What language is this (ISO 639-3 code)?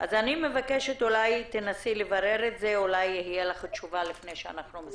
heb